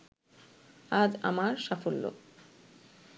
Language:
Bangla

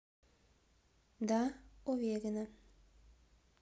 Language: Russian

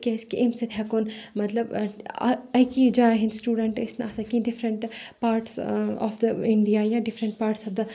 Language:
Kashmiri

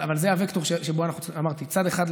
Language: Hebrew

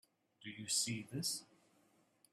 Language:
English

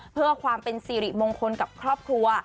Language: Thai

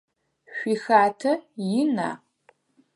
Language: Adyghe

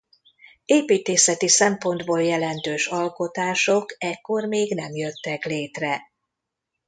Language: Hungarian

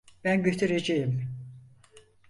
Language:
Turkish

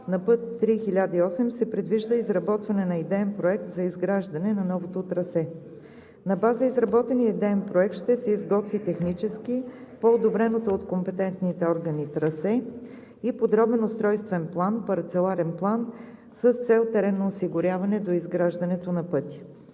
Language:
Bulgarian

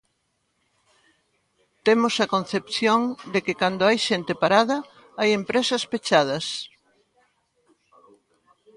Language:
Galician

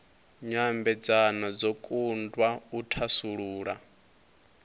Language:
Venda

